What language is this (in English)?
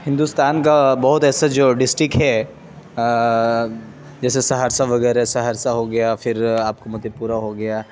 Urdu